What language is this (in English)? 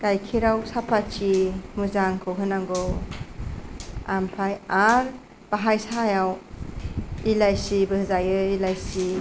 Bodo